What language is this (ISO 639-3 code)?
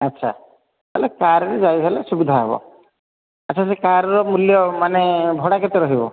ori